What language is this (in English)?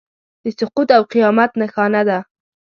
Pashto